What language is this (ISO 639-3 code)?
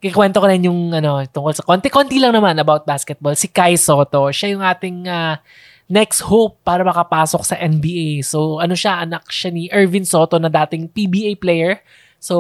fil